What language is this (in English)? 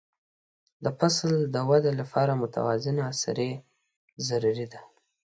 Pashto